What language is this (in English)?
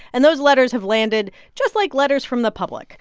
English